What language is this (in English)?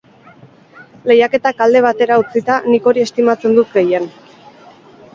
Basque